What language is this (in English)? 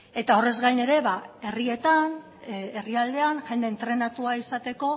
Basque